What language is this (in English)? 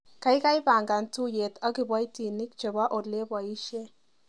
Kalenjin